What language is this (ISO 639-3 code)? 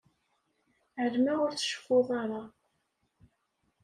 kab